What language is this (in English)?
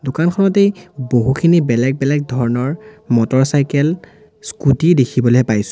Assamese